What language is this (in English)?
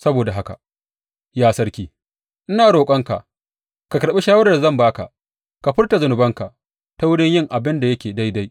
Hausa